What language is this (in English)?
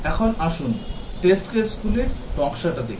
Bangla